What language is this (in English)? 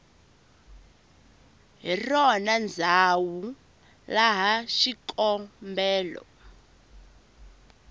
Tsonga